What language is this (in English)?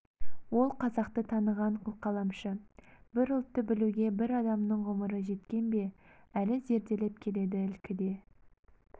Kazakh